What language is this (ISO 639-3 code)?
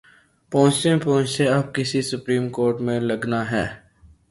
urd